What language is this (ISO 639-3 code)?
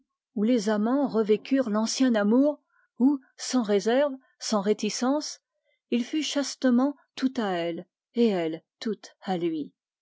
fra